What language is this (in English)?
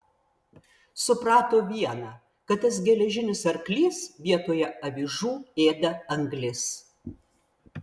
Lithuanian